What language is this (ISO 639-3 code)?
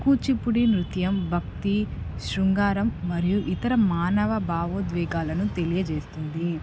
tel